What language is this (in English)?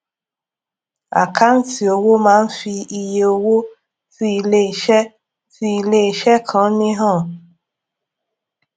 Yoruba